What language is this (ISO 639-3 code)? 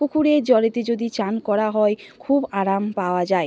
ben